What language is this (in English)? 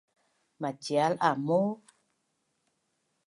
Bunun